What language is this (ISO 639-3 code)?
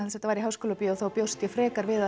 isl